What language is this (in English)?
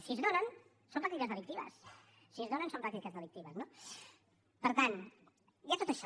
Catalan